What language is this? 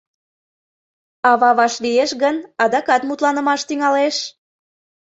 Mari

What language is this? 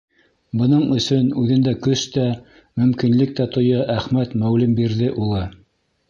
Bashkir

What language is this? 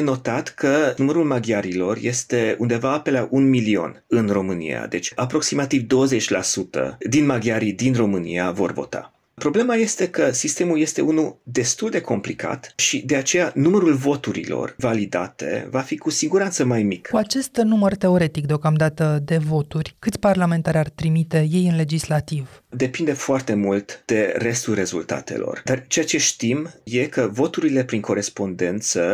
Romanian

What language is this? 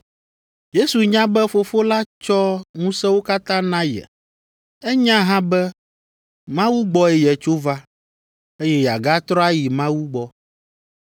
Ewe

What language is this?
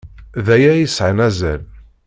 Kabyle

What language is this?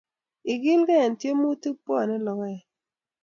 Kalenjin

